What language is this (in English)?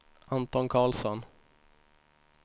Swedish